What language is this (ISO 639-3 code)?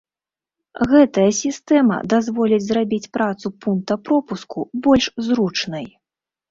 bel